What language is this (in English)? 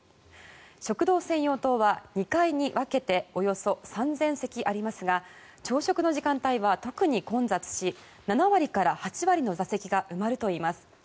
Japanese